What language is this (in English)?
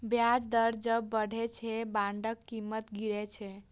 Maithili